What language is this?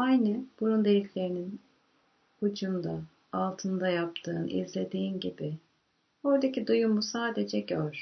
Turkish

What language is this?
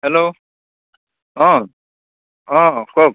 Assamese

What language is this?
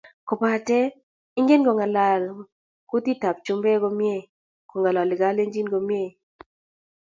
Kalenjin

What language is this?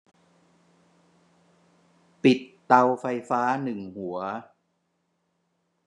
Thai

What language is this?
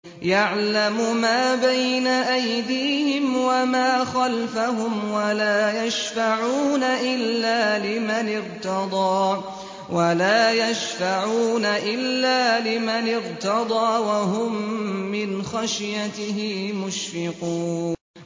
Arabic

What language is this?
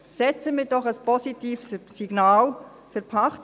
Swiss German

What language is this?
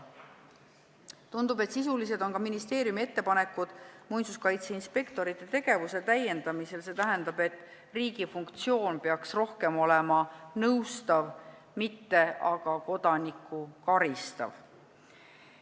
Estonian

